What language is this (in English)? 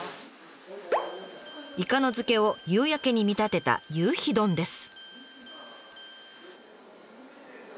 Japanese